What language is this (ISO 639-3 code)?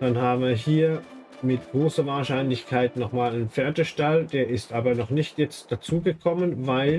deu